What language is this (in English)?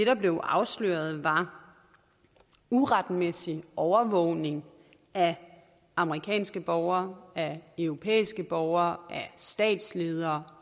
Danish